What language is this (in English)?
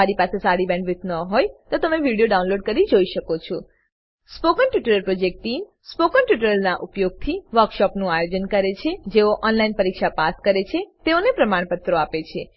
Gujarati